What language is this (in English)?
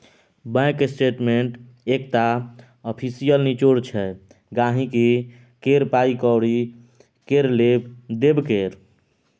Maithili